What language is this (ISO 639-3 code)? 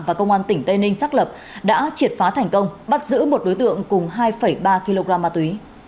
vie